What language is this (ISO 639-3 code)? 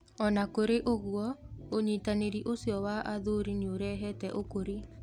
kik